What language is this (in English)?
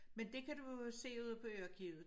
Danish